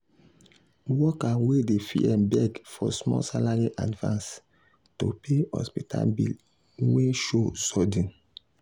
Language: Nigerian Pidgin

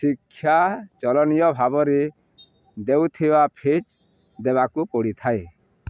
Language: Odia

